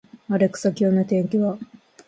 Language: Japanese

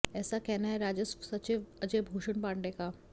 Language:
Hindi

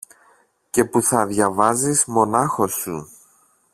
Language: Greek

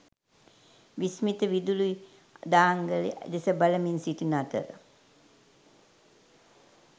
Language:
Sinhala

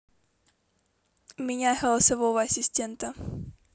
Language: Russian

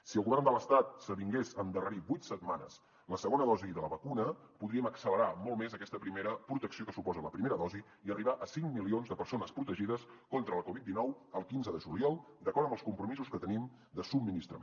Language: Catalan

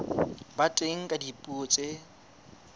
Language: Southern Sotho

